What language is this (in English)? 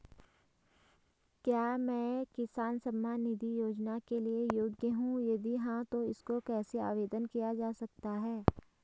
Hindi